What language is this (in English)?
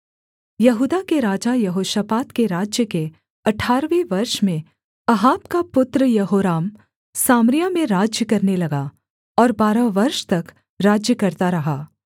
Hindi